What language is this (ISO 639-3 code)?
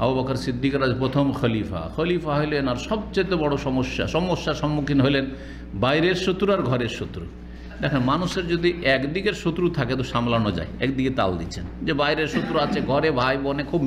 ara